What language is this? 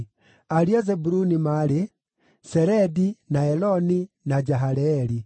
Kikuyu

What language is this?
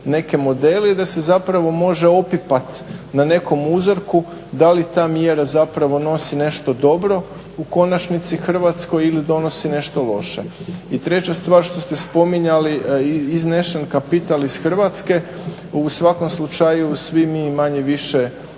Croatian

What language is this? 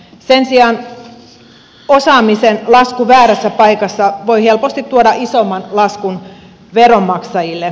Finnish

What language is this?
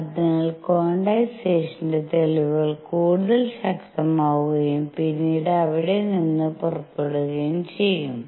Malayalam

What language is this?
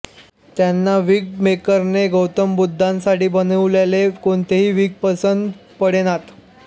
Marathi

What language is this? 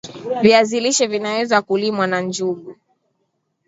Swahili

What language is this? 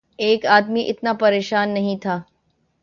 Urdu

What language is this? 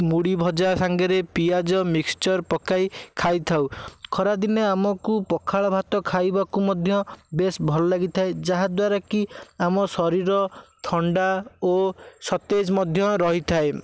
Odia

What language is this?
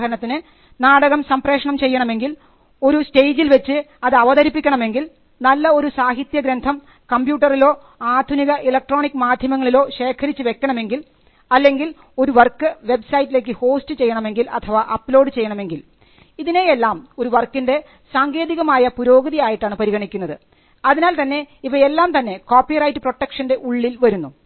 Malayalam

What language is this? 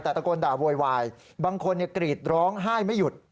Thai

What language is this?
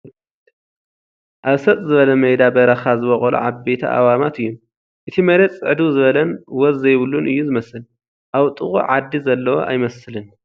Tigrinya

